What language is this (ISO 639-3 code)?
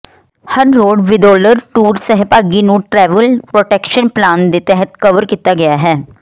pan